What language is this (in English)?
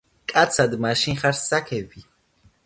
Georgian